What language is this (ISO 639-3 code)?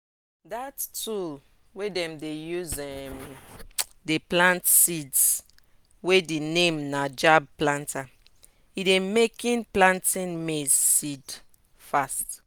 pcm